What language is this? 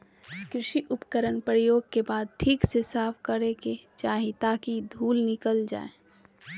Magahi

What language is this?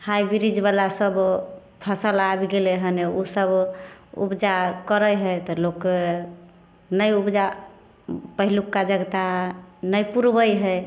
Maithili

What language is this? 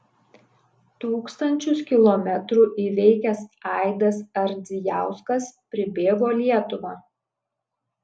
Lithuanian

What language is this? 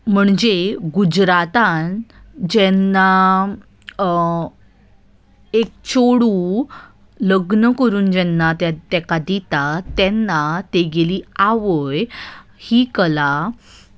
Konkani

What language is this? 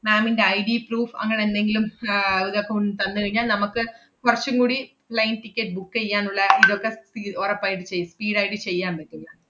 Malayalam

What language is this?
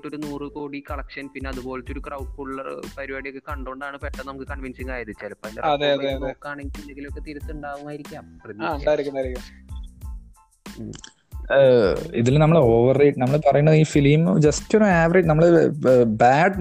Malayalam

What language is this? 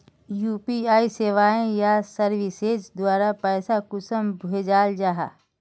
Magahi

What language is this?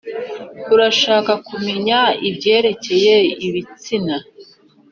Kinyarwanda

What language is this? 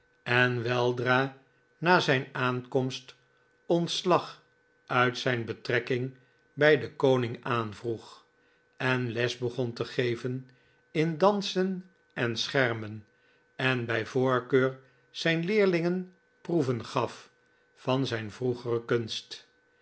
Dutch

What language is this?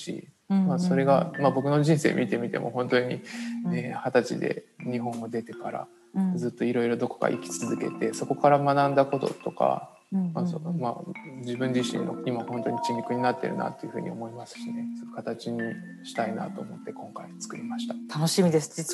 Japanese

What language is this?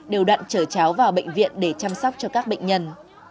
Vietnamese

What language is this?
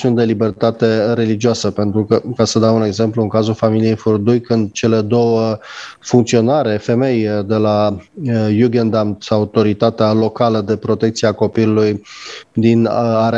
Romanian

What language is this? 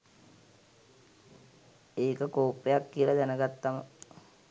Sinhala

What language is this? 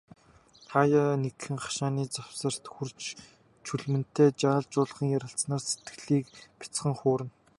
Mongolian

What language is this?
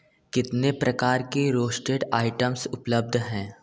Hindi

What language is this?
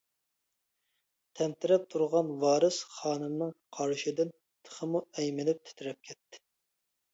Uyghur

